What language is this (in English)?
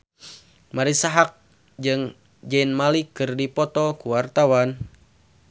Sundanese